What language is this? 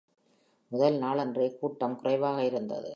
Tamil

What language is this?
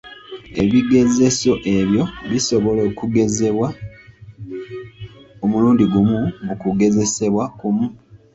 Ganda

